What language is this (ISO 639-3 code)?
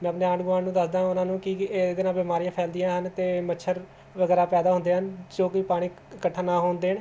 pan